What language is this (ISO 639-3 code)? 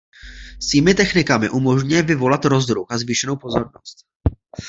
ces